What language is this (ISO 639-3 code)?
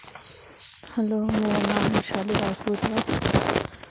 doi